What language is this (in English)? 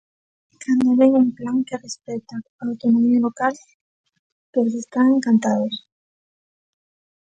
Galician